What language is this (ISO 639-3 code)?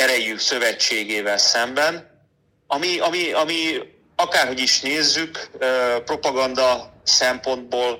hun